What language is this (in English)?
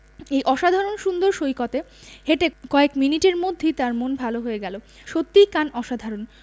Bangla